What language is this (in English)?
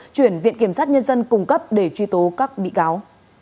Vietnamese